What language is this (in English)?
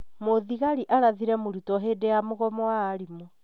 Kikuyu